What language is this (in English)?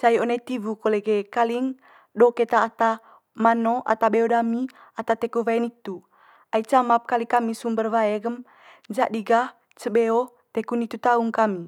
Manggarai